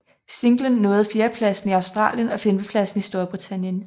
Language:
Danish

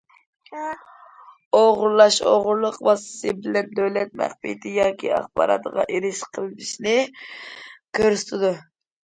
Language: Uyghur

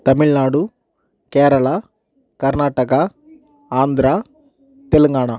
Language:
Tamil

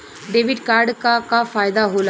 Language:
Bhojpuri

